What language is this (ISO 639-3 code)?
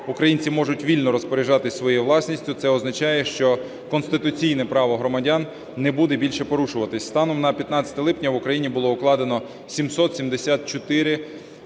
ukr